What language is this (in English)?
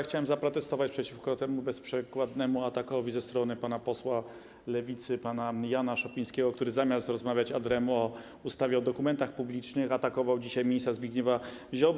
Polish